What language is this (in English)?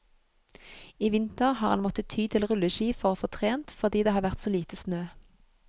Norwegian